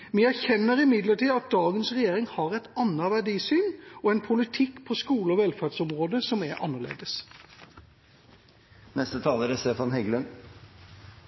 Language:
Norwegian Bokmål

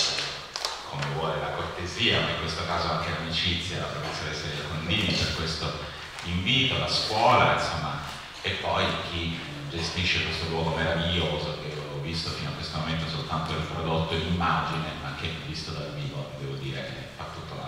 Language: Italian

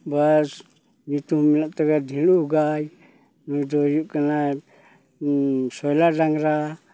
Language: Santali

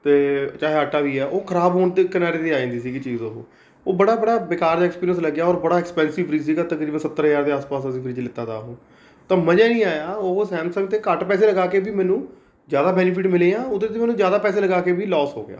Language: Punjabi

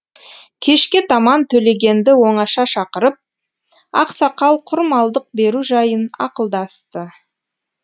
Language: Kazakh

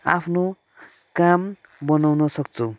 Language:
Nepali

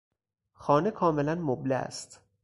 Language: Persian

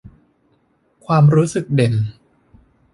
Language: Thai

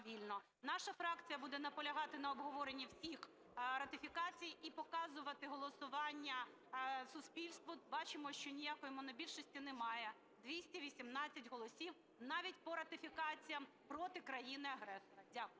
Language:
Ukrainian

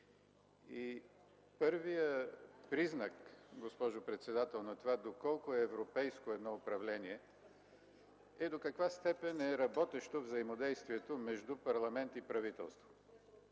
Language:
Bulgarian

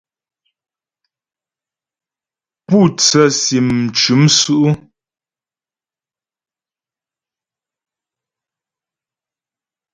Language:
Ghomala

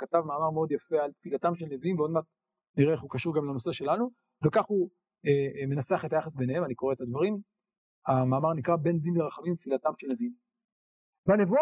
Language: Hebrew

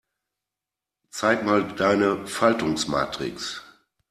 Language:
German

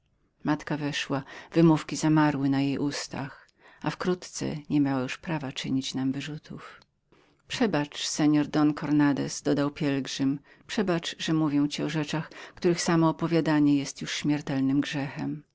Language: Polish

